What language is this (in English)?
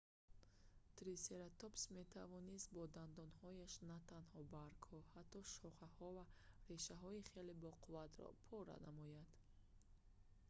Tajik